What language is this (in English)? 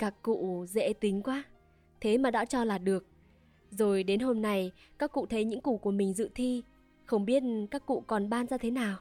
Vietnamese